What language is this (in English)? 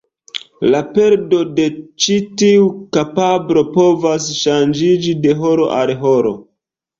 Esperanto